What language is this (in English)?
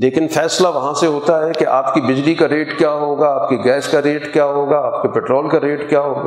Urdu